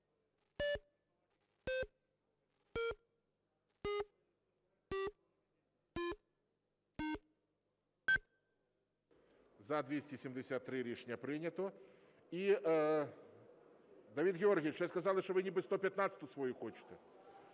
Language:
Ukrainian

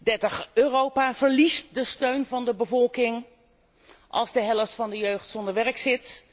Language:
Dutch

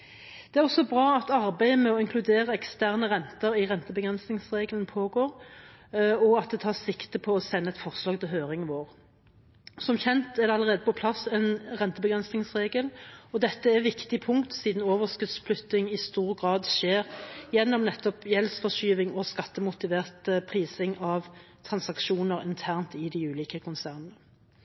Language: Norwegian Bokmål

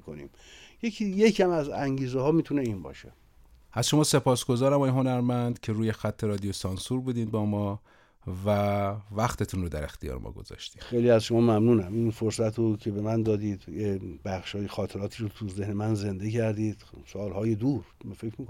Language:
Persian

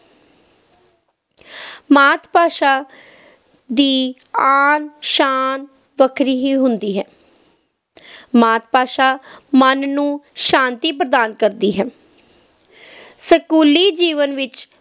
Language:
Punjabi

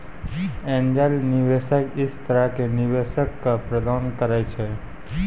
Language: Maithili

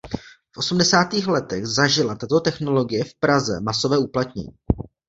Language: Czech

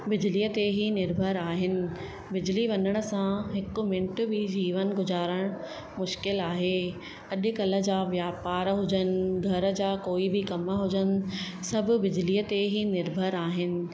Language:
Sindhi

